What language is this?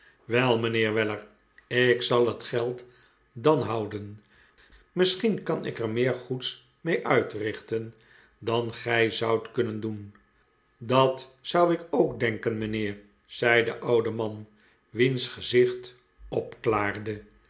Dutch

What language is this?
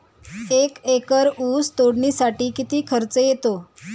Marathi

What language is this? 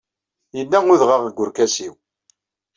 Kabyle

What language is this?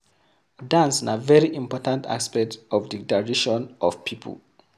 Nigerian Pidgin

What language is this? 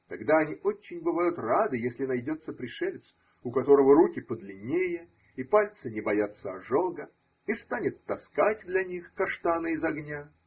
Russian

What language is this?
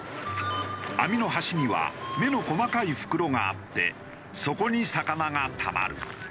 Japanese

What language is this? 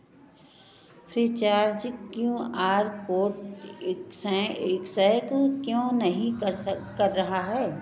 Hindi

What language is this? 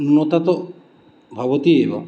Sanskrit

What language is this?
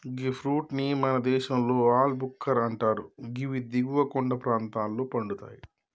Telugu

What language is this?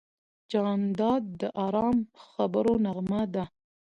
Pashto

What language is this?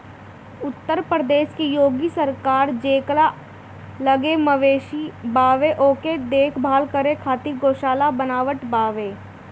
Bhojpuri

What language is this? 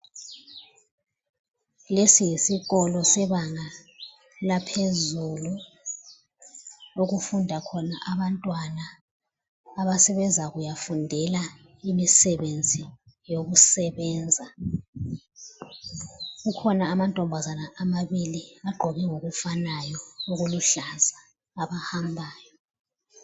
North Ndebele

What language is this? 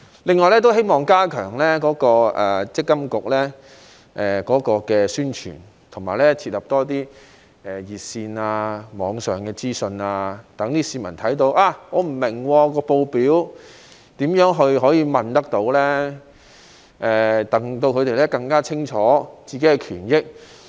Cantonese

